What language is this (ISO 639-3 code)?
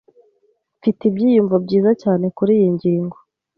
kin